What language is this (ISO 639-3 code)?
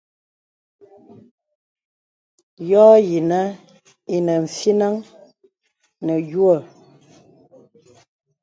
beb